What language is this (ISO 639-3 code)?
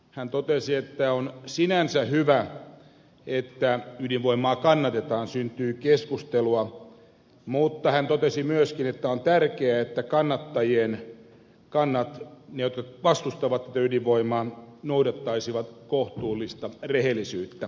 fin